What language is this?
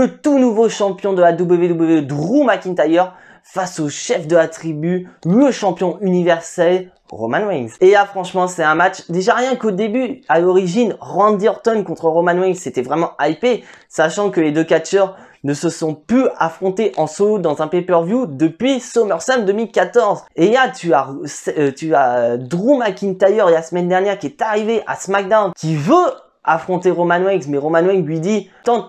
French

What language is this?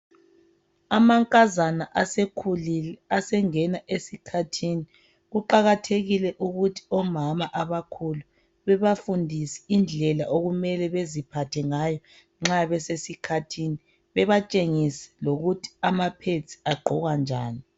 North Ndebele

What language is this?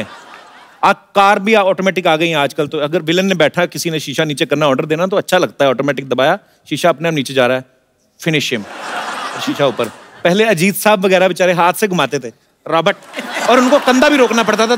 Hindi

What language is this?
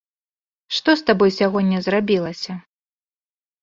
Belarusian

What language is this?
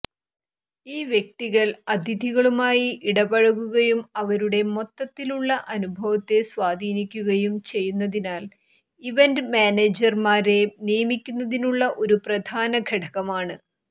Malayalam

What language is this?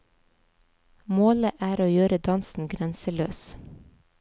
Norwegian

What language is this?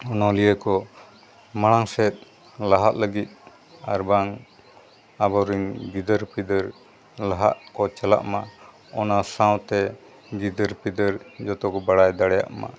Santali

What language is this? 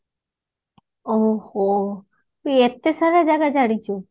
Odia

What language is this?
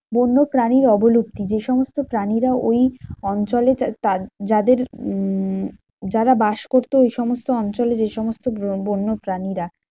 Bangla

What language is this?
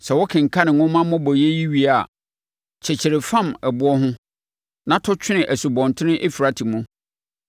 Akan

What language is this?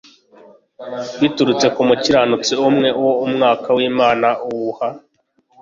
Kinyarwanda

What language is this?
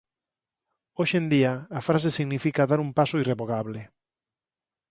Galician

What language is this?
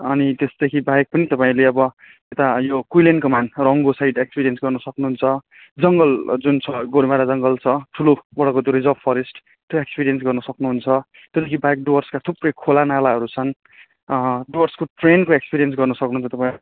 Nepali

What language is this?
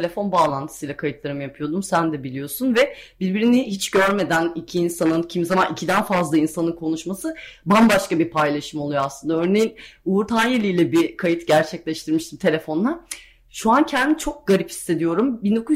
Turkish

